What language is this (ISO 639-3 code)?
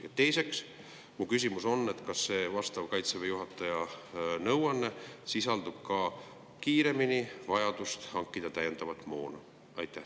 est